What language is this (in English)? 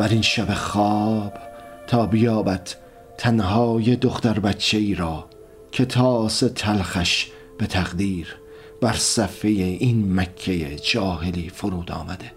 Persian